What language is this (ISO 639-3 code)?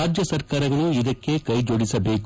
kan